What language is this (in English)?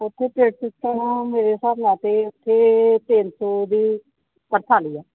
Punjabi